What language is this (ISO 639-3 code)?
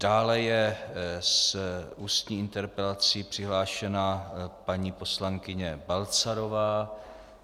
ces